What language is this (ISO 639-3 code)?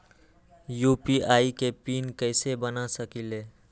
mag